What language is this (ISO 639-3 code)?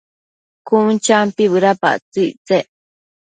mcf